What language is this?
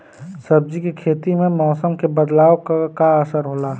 Bhojpuri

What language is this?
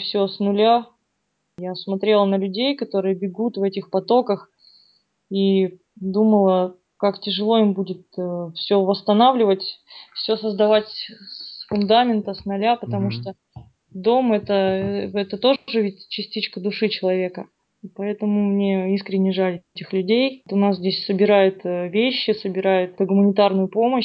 Russian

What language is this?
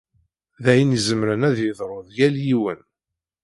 Kabyle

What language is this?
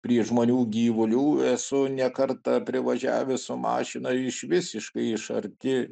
Lithuanian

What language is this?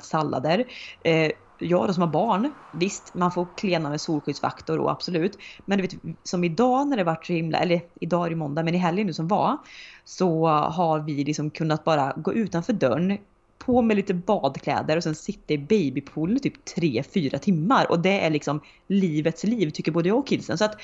Swedish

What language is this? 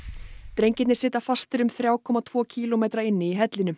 Icelandic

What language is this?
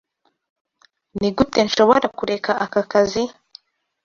Kinyarwanda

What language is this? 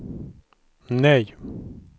Swedish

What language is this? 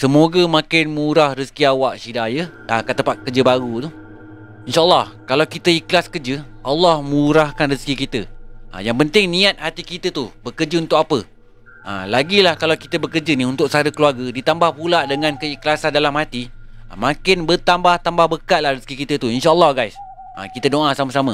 Malay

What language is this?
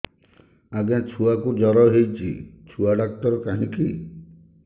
Odia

